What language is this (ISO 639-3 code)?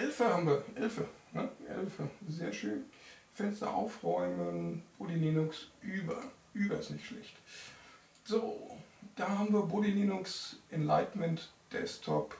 deu